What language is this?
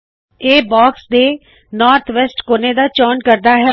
Punjabi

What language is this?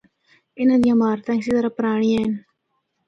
Northern Hindko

